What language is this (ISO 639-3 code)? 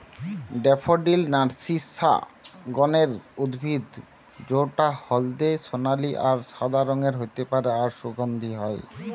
ben